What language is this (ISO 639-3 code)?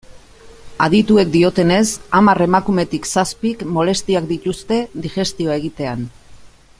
eus